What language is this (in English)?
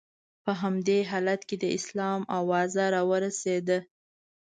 Pashto